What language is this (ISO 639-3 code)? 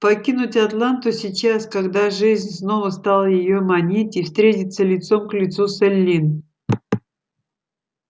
rus